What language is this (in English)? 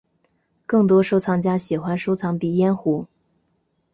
Chinese